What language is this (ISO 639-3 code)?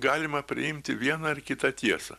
lit